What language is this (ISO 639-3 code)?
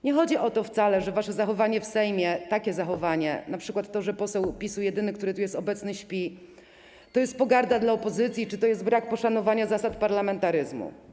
pol